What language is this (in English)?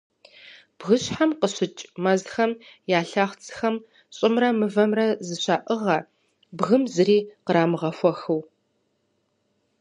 Kabardian